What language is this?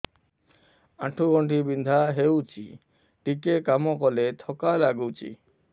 Odia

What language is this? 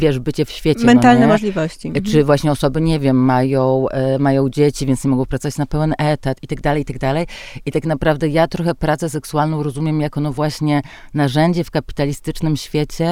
Polish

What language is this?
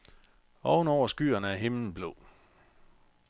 Danish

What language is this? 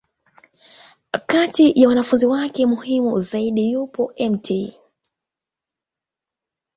Swahili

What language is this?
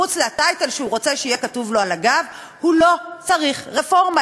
Hebrew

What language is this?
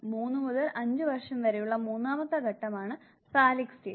Malayalam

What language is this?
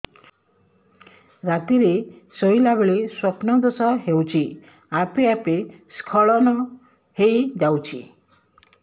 Odia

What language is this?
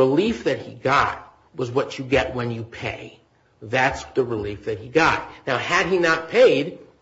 English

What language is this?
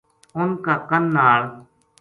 Gujari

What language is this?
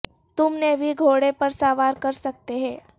Urdu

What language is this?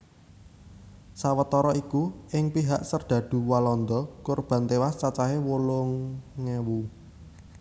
Javanese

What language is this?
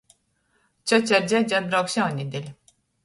Latgalian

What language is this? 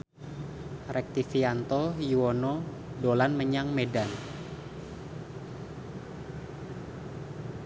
Javanese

